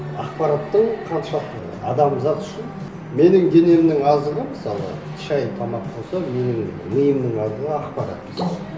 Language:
Kazakh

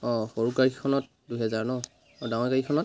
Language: Assamese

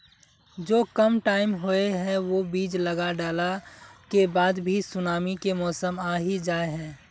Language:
Magahi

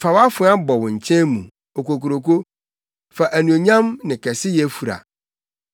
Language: Akan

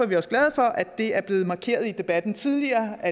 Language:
Danish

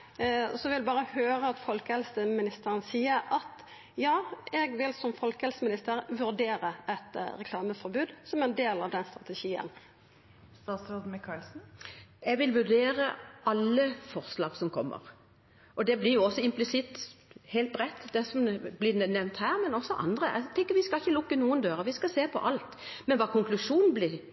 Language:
Norwegian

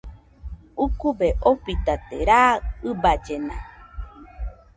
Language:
Nüpode Huitoto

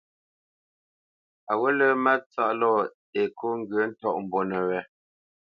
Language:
Bamenyam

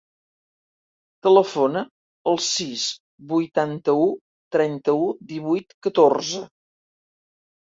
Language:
Catalan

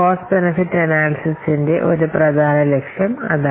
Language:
Malayalam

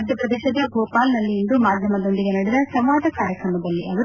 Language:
Kannada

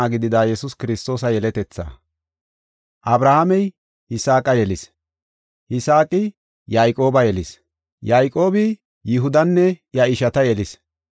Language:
Gofa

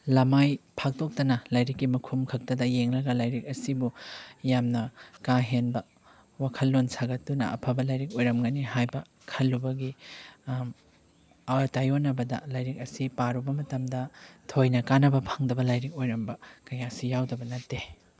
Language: Manipuri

